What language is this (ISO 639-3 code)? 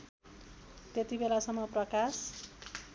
nep